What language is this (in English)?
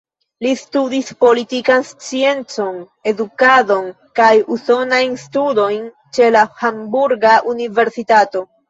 Esperanto